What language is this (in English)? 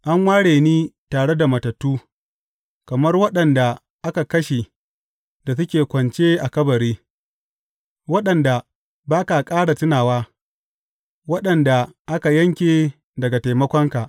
Hausa